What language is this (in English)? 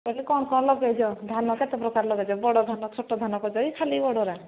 Odia